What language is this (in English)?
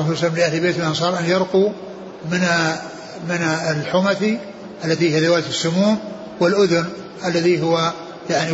Arabic